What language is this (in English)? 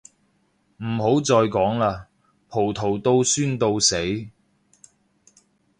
Cantonese